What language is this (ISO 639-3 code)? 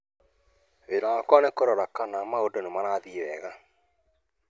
kik